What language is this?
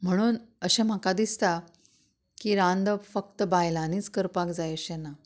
Konkani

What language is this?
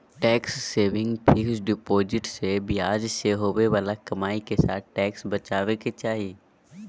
Magahi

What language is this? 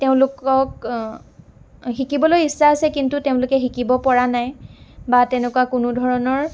Assamese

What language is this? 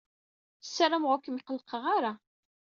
Kabyle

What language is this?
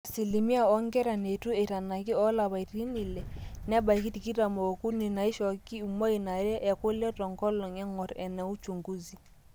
Masai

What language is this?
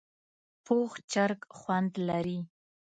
Pashto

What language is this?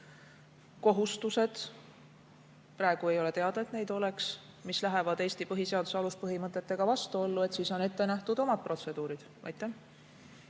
Estonian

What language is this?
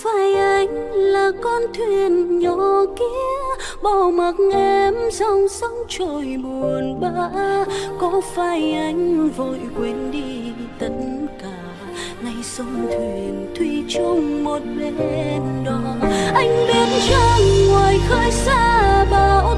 Vietnamese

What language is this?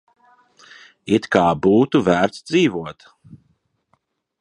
Latvian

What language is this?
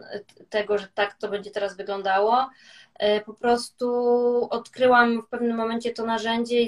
Polish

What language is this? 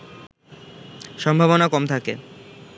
Bangla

